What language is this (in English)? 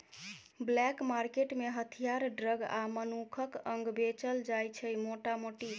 Maithili